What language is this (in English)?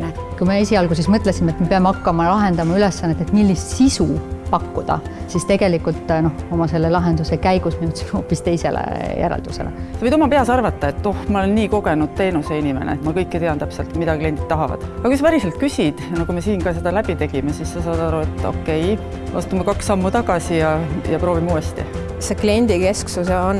Estonian